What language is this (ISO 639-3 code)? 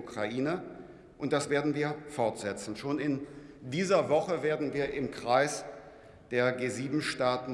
deu